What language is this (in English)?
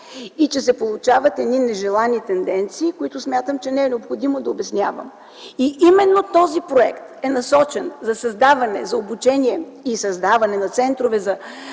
Bulgarian